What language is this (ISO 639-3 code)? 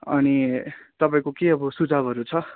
nep